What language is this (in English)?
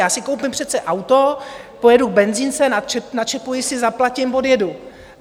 Czech